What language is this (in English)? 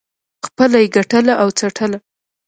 Pashto